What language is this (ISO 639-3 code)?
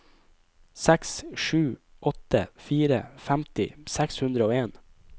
nor